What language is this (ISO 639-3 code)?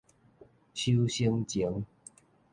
nan